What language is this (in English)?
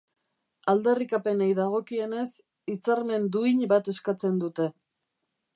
Basque